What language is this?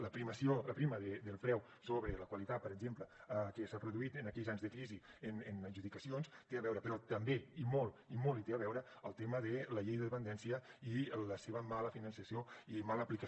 Catalan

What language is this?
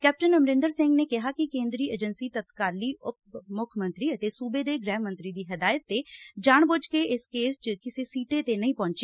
Punjabi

